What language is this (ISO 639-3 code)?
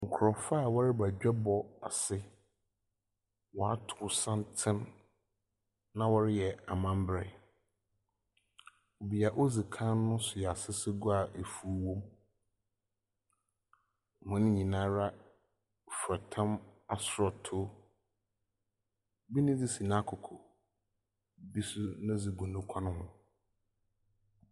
aka